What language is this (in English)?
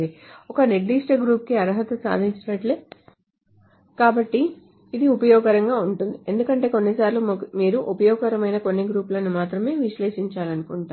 Telugu